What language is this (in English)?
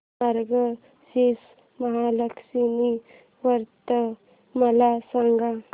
Marathi